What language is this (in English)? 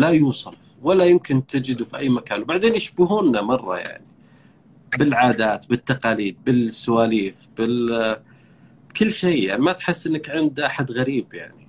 Arabic